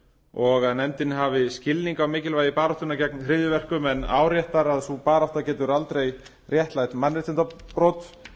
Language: Icelandic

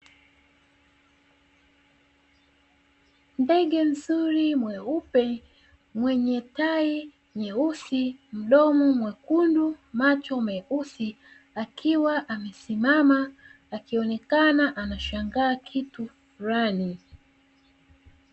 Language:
Swahili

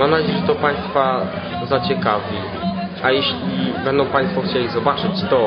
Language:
Polish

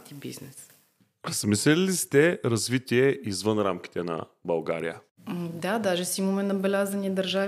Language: Bulgarian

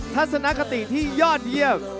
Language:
Thai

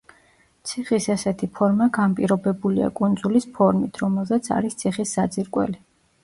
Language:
Georgian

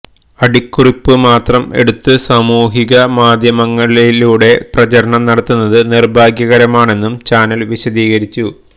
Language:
Malayalam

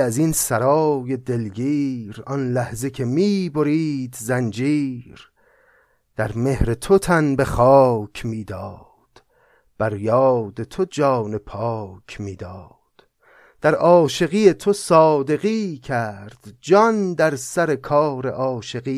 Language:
Persian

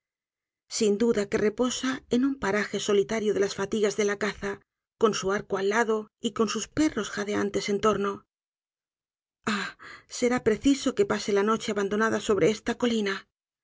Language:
Spanish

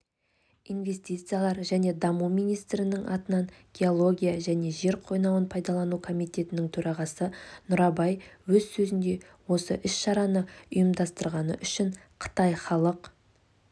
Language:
Kazakh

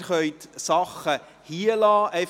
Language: Swiss German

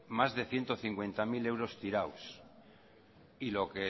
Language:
Spanish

